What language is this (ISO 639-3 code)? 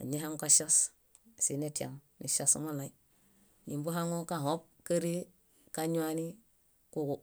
bda